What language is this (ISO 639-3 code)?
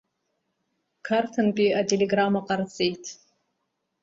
abk